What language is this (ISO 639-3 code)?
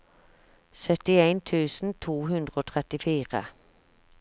nor